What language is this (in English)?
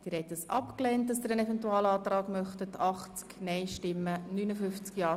Swiss German